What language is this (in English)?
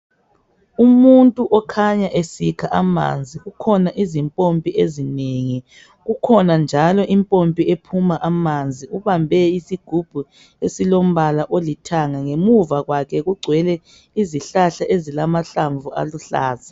North Ndebele